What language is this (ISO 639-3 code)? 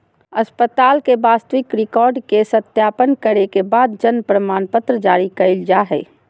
mag